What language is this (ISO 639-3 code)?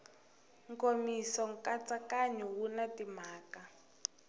tso